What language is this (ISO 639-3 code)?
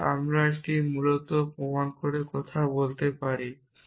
ben